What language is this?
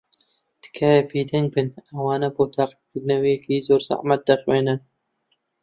Central Kurdish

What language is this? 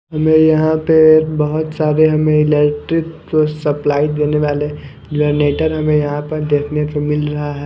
Hindi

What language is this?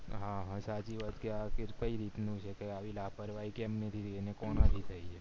Gujarati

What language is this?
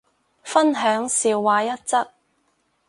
Cantonese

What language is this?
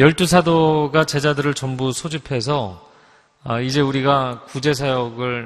Korean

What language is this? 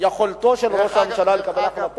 Hebrew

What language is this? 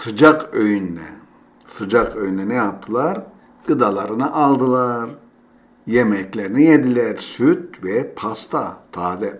Turkish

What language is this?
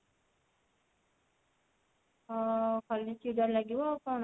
Odia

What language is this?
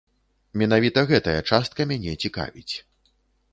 Belarusian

